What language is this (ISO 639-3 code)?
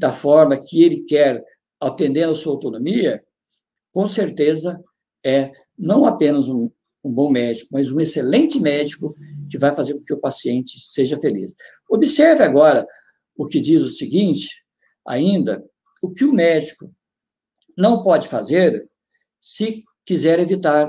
por